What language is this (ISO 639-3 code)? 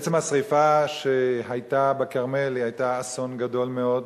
heb